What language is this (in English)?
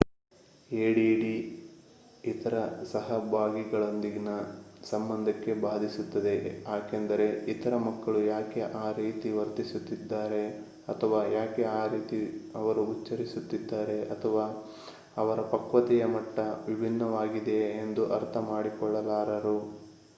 Kannada